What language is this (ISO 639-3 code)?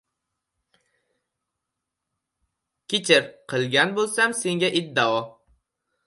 uzb